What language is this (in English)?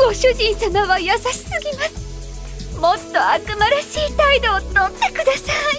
Japanese